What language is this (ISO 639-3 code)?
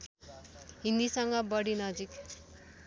nep